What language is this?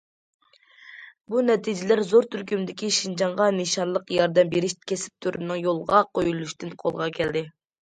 Uyghur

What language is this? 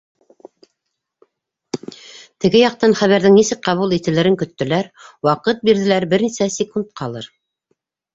Bashkir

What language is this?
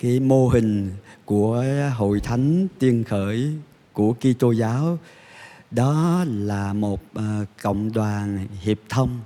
Vietnamese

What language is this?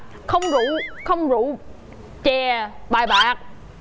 Vietnamese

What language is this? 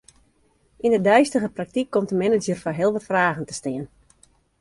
Western Frisian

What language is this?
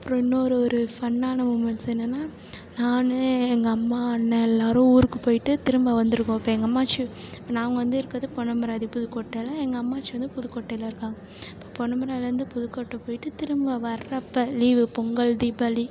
Tamil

